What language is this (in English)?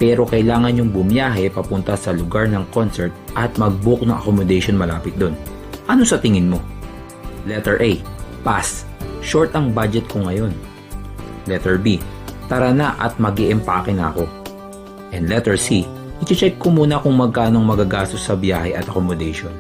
Filipino